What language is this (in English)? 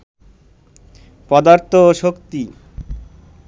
Bangla